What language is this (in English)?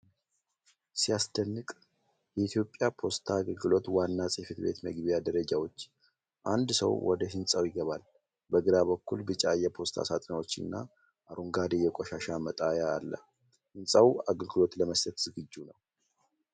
Amharic